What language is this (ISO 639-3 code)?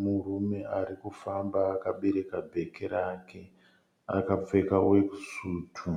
sna